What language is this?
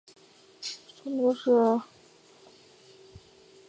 Chinese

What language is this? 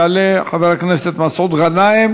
Hebrew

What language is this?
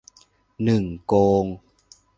Thai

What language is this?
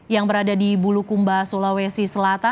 Indonesian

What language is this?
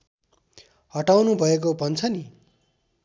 Nepali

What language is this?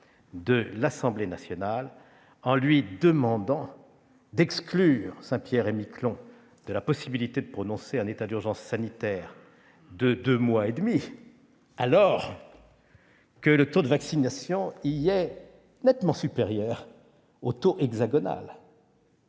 French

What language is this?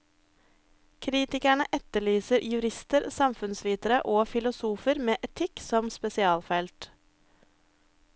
Norwegian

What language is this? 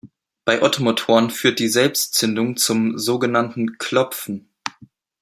German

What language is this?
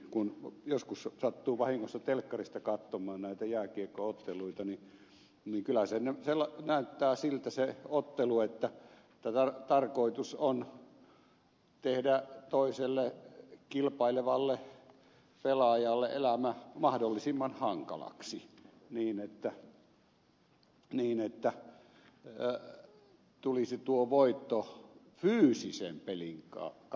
Finnish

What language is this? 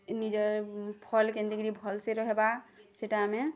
Odia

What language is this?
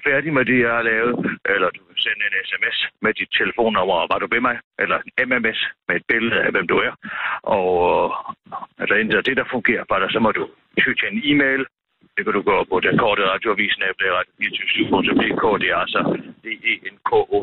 Danish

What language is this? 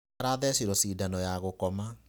Kikuyu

